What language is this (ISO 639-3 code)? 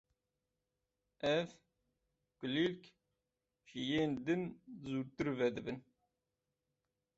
kur